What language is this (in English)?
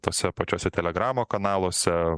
Lithuanian